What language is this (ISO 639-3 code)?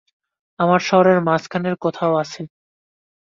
ben